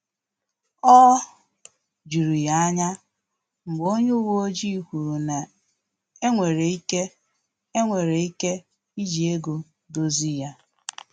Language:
Igbo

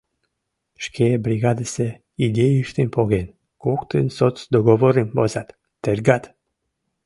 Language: Mari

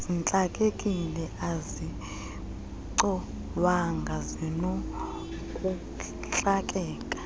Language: Xhosa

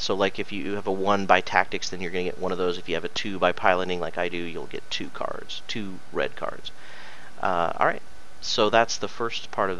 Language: English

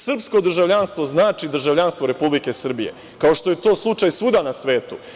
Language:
Serbian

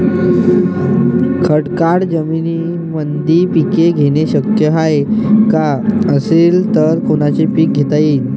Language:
Marathi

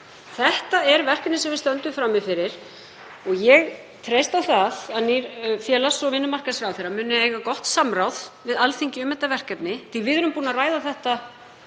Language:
Icelandic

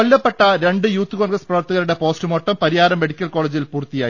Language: Malayalam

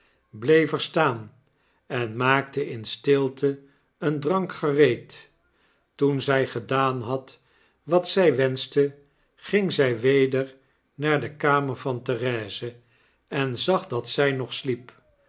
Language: Dutch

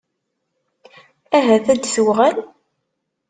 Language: Kabyle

